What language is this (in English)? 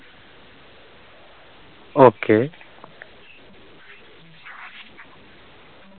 Malayalam